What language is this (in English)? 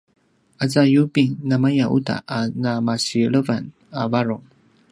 Paiwan